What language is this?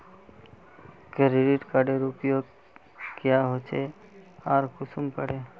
Magahi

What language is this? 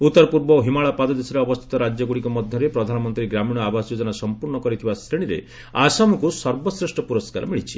Odia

